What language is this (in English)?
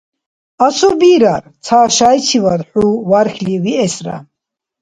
Dargwa